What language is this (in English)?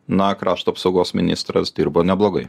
Lithuanian